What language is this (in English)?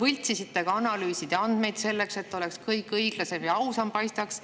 Estonian